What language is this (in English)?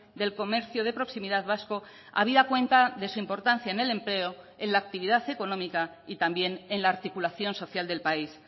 Spanish